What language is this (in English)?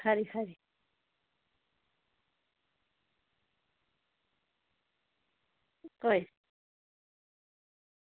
Dogri